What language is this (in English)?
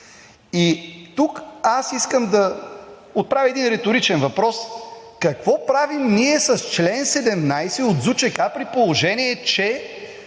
Bulgarian